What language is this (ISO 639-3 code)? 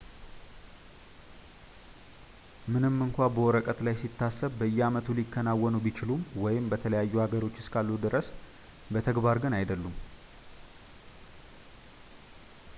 amh